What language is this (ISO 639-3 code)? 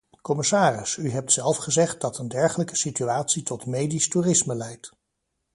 nld